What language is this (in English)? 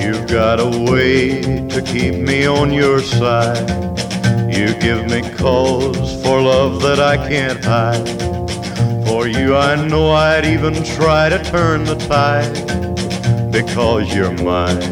Hungarian